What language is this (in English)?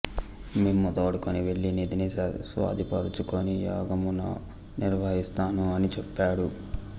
Telugu